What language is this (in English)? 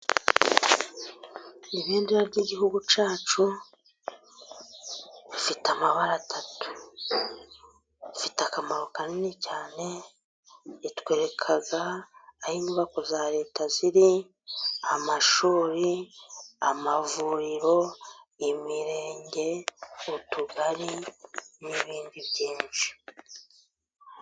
Kinyarwanda